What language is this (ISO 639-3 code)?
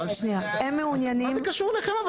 heb